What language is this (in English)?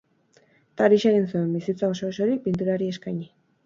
Basque